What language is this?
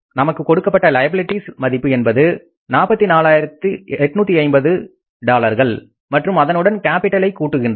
Tamil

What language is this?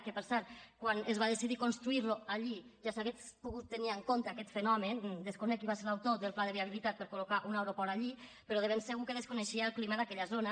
Catalan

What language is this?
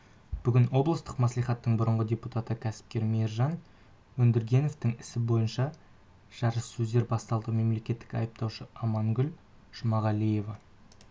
Kazakh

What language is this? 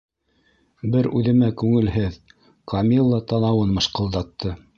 Bashkir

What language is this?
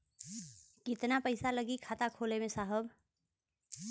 Bhojpuri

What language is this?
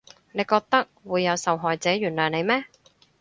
Cantonese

